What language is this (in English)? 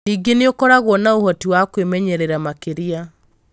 Kikuyu